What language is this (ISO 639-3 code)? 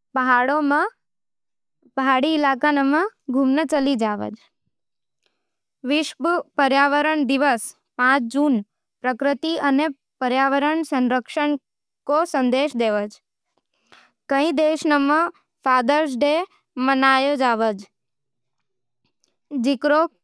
noe